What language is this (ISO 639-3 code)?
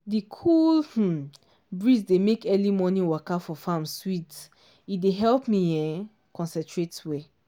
pcm